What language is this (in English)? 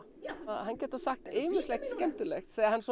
Icelandic